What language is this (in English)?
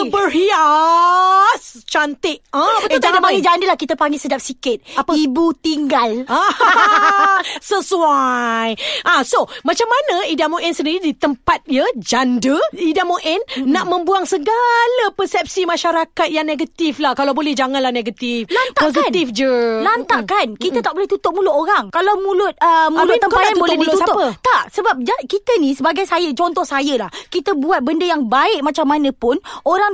Malay